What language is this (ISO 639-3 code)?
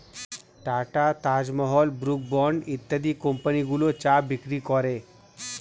ben